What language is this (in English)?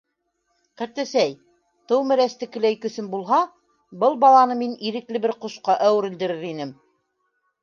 Bashkir